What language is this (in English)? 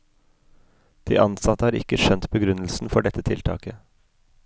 Norwegian